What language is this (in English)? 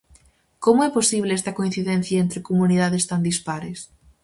Galician